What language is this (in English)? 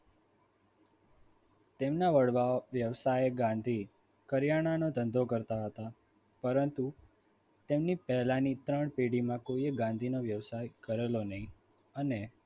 Gujarati